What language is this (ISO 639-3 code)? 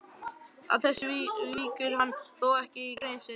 isl